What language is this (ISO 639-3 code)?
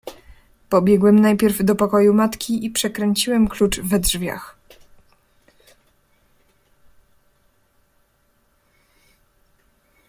pol